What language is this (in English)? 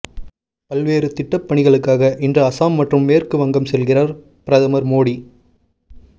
Tamil